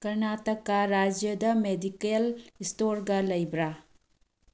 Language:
Manipuri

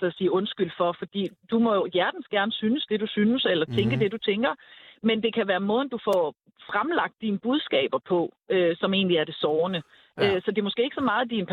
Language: Danish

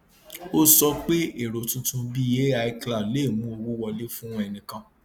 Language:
Yoruba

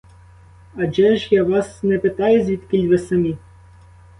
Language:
Ukrainian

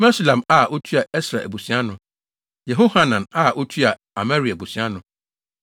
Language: Akan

